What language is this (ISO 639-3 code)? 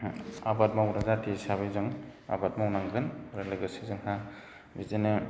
brx